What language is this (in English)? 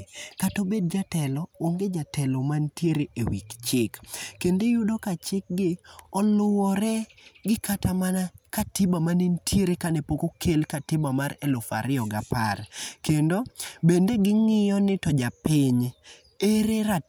Luo (Kenya and Tanzania)